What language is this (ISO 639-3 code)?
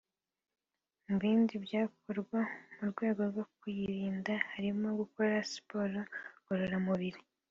kin